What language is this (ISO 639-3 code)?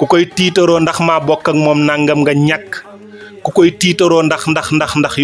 ind